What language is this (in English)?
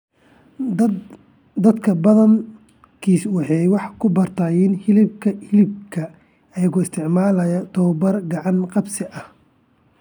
Somali